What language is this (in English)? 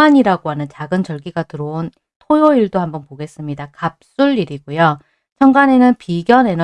Korean